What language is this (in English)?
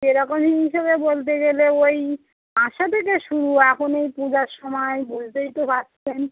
Bangla